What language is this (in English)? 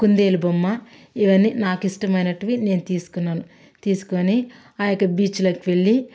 Telugu